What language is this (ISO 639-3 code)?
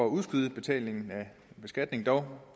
dan